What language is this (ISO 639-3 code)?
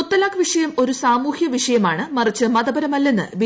mal